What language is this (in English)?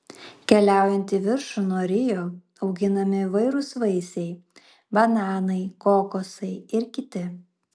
Lithuanian